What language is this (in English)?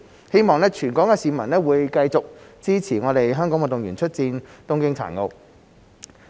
Cantonese